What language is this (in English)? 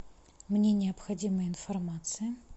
Russian